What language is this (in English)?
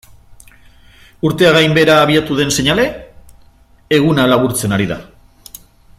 Basque